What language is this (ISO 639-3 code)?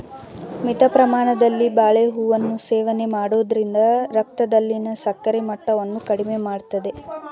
kan